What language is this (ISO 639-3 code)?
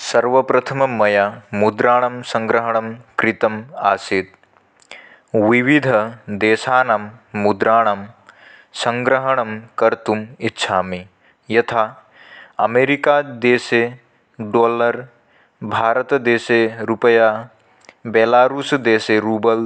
san